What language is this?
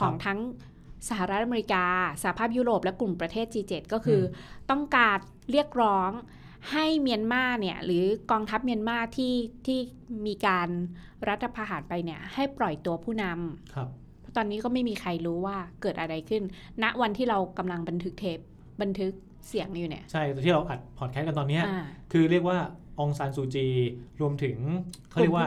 Thai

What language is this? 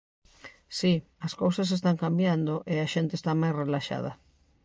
Galician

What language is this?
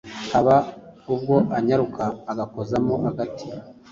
Kinyarwanda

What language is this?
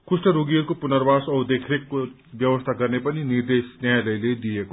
Nepali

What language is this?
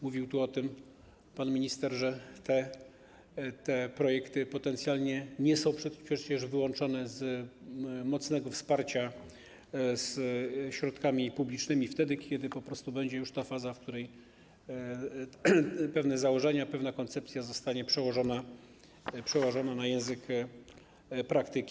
Polish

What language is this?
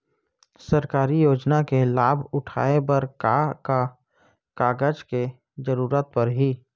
Chhattisgarhi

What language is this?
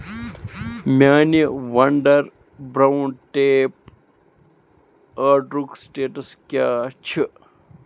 Kashmiri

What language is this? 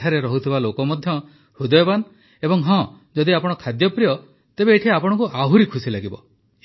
Odia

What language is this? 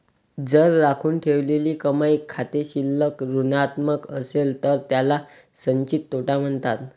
Marathi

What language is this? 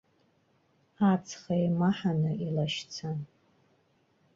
Abkhazian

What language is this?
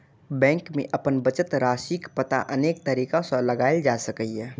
Maithili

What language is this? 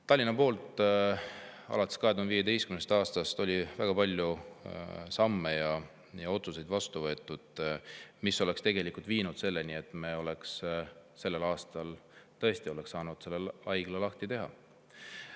Estonian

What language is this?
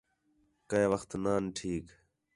Khetrani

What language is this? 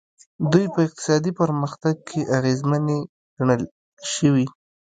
Pashto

